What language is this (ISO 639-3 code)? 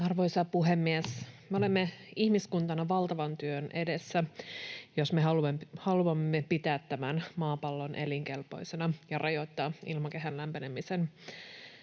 fin